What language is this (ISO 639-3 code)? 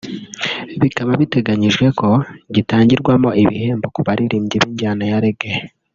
kin